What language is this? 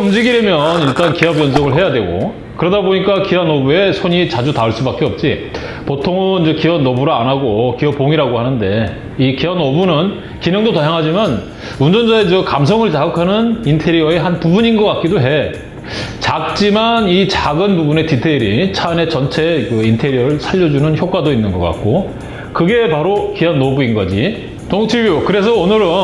Korean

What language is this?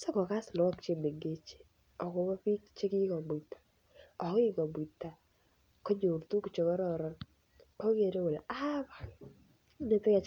Kalenjin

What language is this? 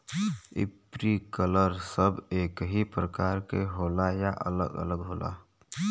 Bhojpuri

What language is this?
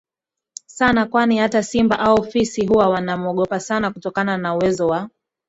Swahili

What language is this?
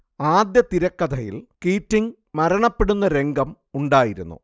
Malayalam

